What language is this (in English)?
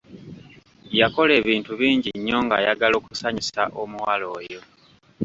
Ganda